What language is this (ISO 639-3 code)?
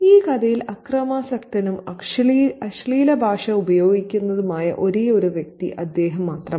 mal